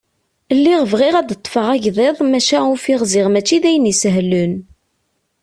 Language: Kabyle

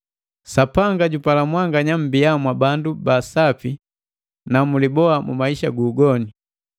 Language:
Matengo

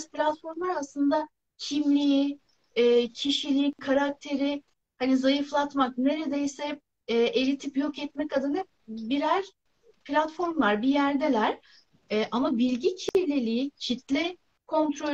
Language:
Turkish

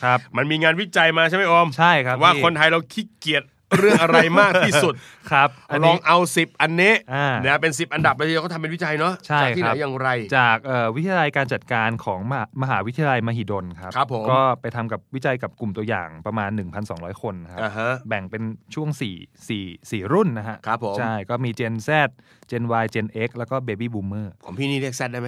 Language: Thai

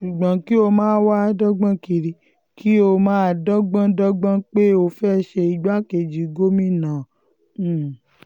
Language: Yoruba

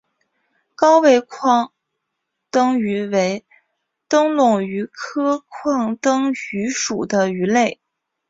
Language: Chinese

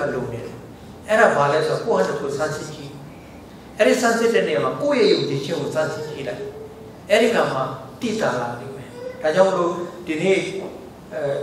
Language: Korean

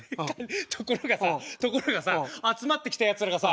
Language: Japanese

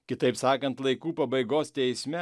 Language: Lithuanian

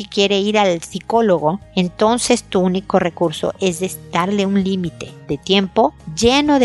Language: Spanish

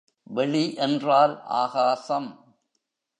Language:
Tamil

